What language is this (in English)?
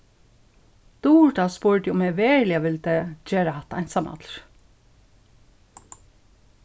Faroese